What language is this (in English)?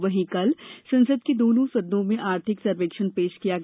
Hindi